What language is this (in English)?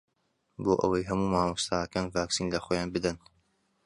Central Kurdish